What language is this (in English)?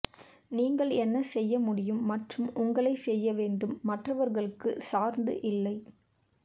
Tamil